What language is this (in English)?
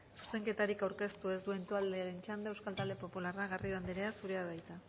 Basque